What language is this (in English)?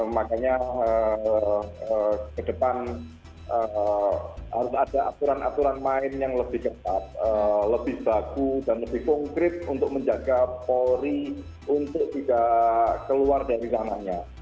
Indonesian